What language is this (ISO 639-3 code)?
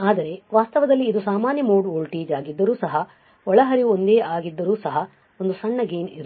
kan